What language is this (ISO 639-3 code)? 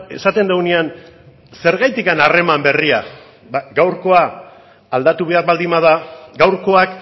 eus